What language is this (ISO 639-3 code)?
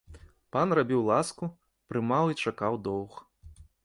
bel